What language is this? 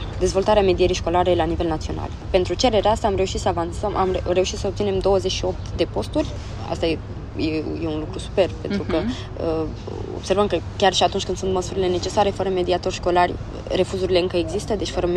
Romanian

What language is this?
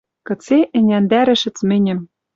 Western Mari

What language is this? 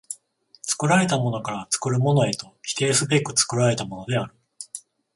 Japanese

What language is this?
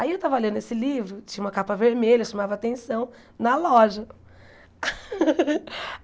Portuguese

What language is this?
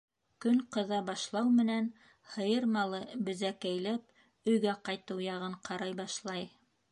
Bashkir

